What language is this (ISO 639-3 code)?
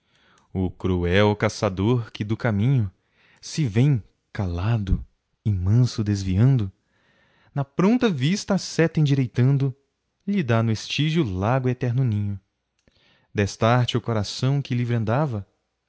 por